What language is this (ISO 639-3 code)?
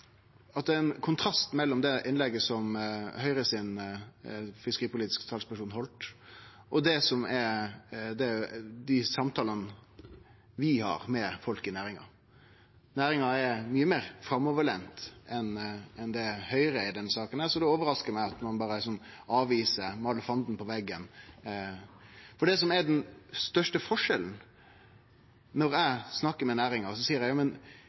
nno